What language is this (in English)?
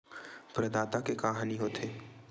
Chhattisgarhi